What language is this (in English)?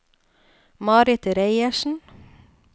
Norwegian